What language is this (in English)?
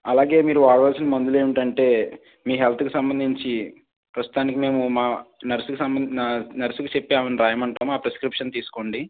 Telugu